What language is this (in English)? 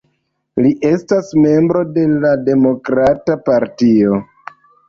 Esperanto